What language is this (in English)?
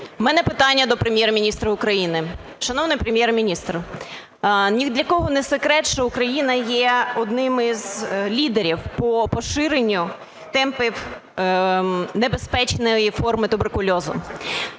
Ukrainian